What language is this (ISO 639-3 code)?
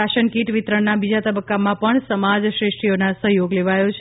guj